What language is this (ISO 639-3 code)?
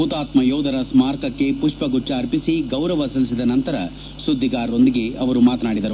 kan